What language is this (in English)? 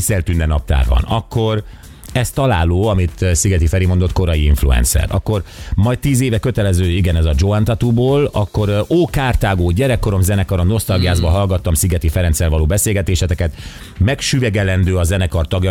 Hungarian